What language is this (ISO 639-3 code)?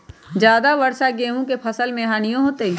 mag